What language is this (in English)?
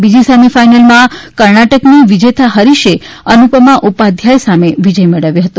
Gujarati